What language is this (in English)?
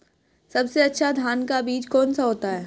Hindi